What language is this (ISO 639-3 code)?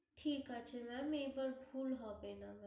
ben